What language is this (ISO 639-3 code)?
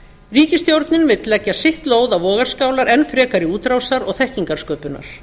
isl